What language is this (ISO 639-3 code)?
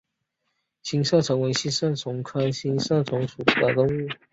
zho